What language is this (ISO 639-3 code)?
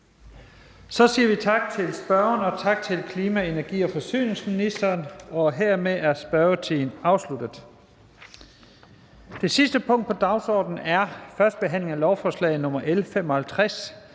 dan